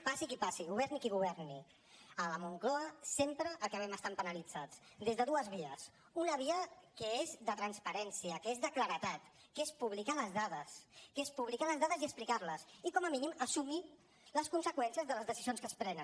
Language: Catalan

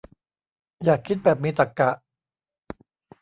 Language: Thai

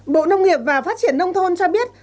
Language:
Vietnamese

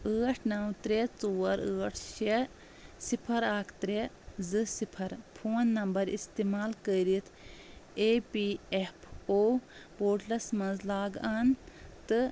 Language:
Kashmiri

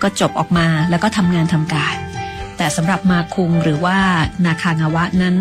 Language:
Thai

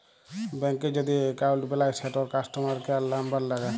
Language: Bangla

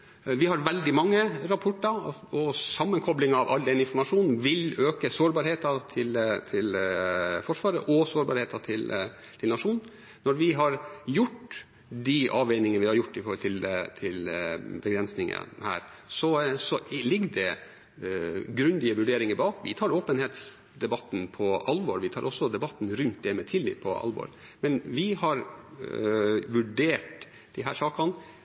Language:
Norwegian Bokmål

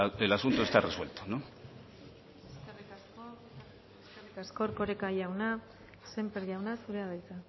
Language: Basque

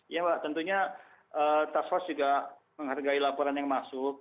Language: Indonesian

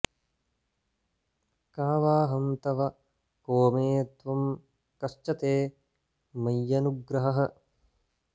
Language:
Sanskrit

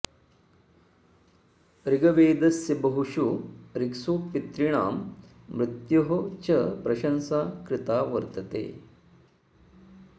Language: Sanskrit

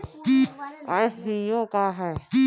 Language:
Bhojpuri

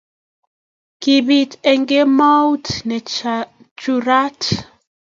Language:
Kalenjin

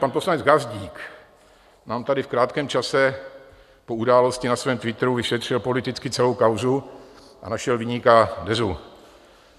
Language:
Czech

